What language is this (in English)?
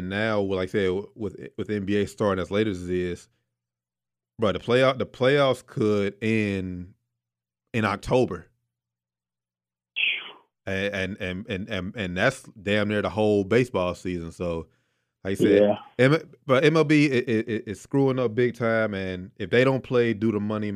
English